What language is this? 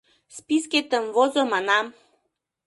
Mari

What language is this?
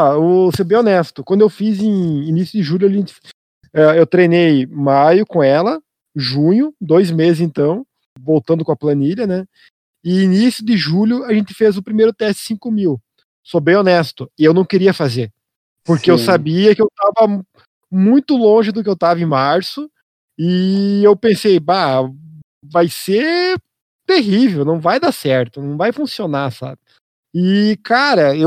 Portuguese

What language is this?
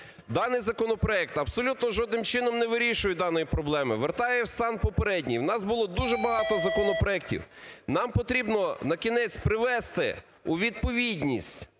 Ukrainian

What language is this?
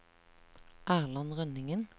Norwegian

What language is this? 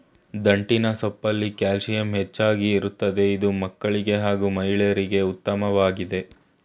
Kannada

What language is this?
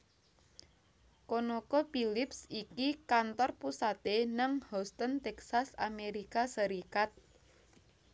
Javanese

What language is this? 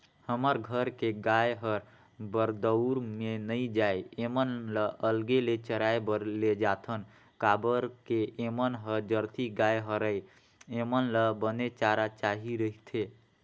Chhattisgarhi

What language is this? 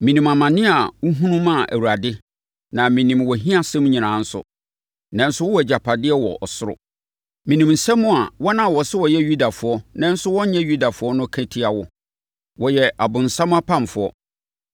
Akan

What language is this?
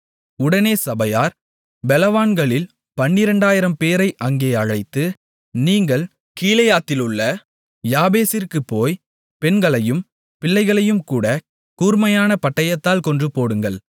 Tamil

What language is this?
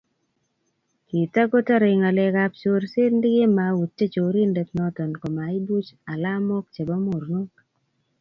Kalenjin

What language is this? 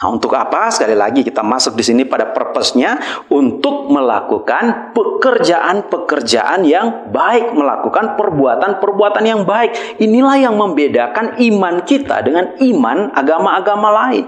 Indonesian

